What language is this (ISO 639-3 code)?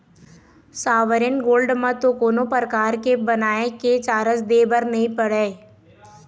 hne